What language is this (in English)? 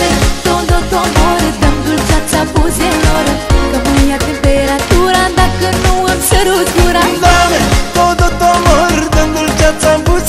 Romanian